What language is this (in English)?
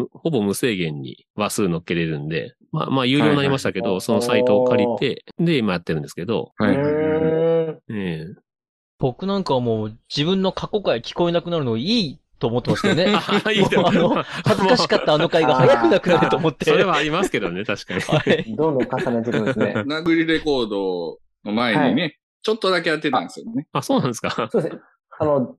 Japanese